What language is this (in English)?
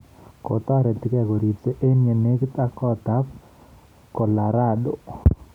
Kalenjin